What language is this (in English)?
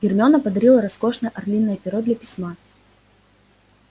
Russian